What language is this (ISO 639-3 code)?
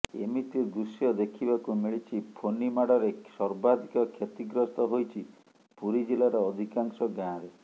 ori